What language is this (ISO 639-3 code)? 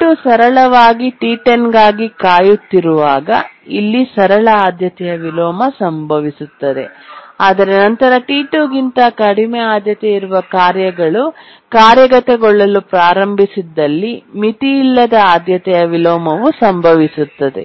kan